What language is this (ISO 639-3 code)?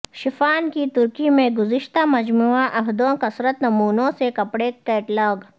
urd